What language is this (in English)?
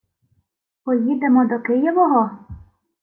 Ukrainian